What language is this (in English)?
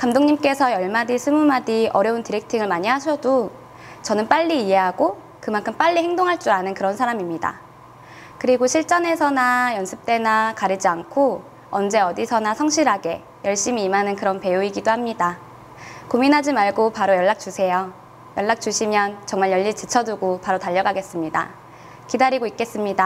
Korean